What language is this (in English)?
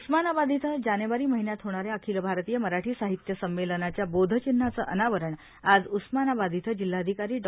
Marathi